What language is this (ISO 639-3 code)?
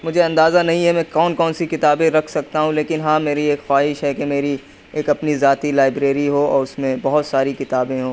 urd